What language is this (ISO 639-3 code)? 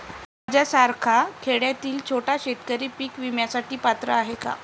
mar